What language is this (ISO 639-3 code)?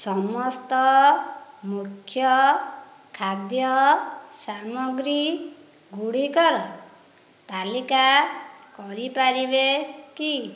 ori